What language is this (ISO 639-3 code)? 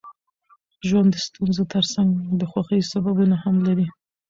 pus